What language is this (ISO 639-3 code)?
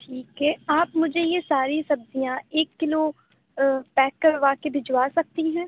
urd